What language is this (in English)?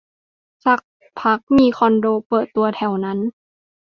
Thai